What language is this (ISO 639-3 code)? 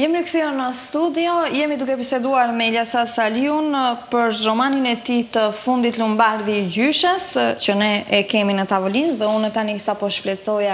ron